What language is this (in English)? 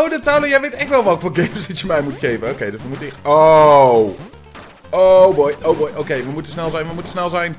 Dutch